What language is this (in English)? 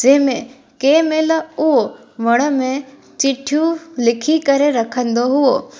Sindhi